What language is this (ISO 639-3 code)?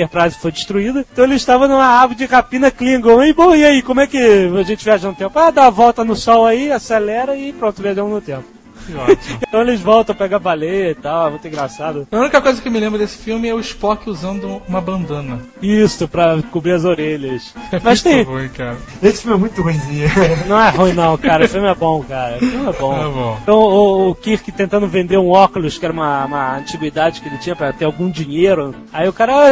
por